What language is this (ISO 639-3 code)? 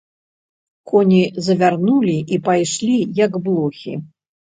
bel